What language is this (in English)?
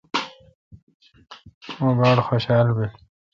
Kalkoti